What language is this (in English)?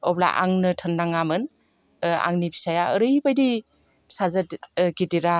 Bodo